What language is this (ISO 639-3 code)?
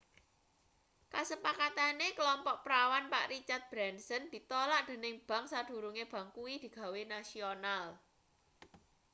jav